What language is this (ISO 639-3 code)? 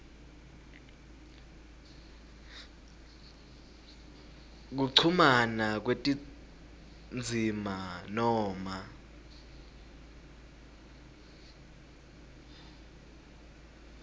ssw